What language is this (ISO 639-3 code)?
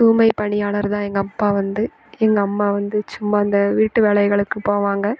tam